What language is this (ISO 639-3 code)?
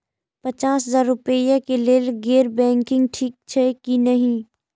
mai